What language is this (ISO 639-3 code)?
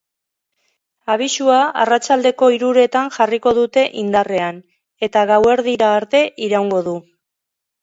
eus